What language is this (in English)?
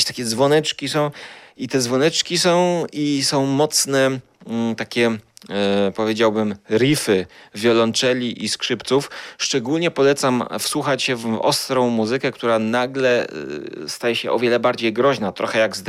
Polish